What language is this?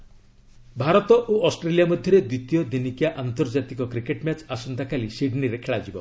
Odia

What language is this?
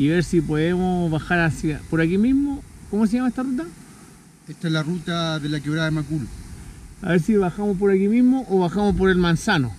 Spanish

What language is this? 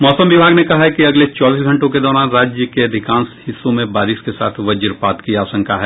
Hindi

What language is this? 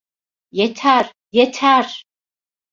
Turkish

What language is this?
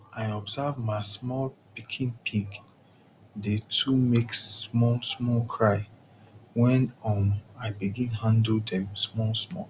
Nigerian Pidgin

